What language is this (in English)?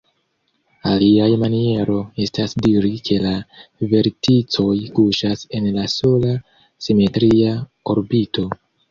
Esperanto